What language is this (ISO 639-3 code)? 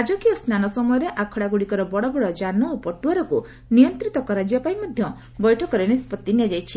ori